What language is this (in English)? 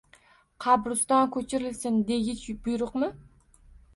Uzbek